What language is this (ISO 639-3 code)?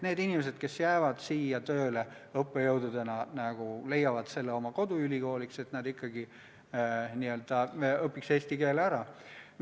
est